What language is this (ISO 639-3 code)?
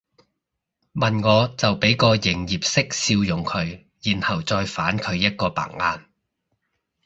yue